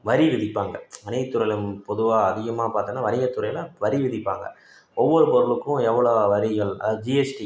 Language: Tamil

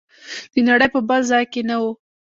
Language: Pashto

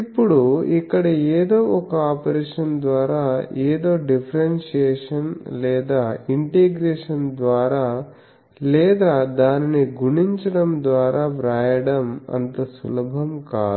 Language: Telugu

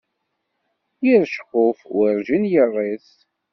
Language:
Kabyle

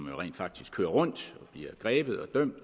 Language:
Danish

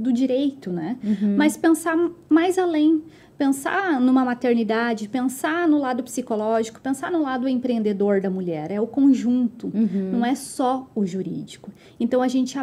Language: Portuguese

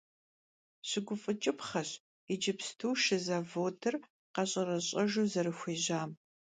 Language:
Kabardian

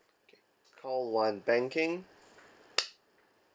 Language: English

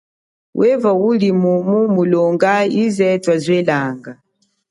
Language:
Chokwe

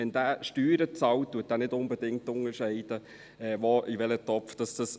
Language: Swiss German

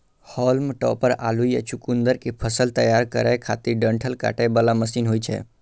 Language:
Maithili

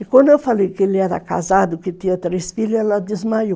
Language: Portuguese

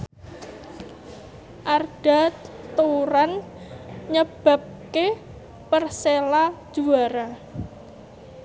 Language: Javanese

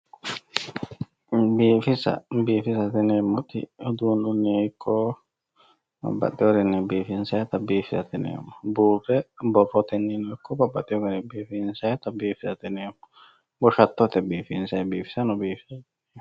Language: Sidamo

